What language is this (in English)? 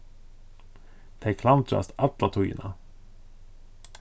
Faroese